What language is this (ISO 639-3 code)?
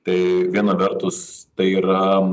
lit